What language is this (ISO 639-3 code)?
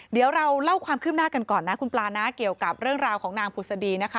tha